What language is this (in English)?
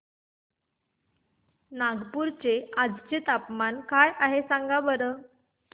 Marathi